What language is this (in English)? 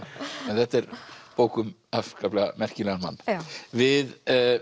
Icelandic